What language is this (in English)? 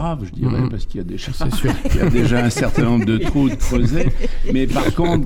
French